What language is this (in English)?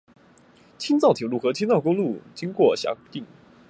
Chinese